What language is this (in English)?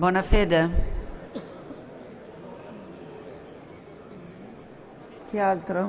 Italian